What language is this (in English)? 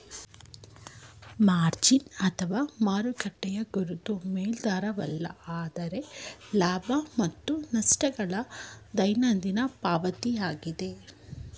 Kannada